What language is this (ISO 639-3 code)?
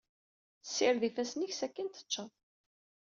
kab